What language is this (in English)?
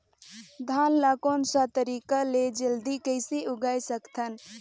Chhattisgarhi